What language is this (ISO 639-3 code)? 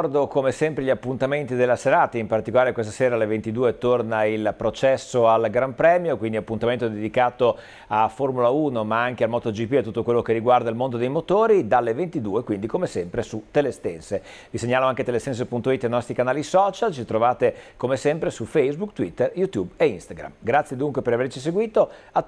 ita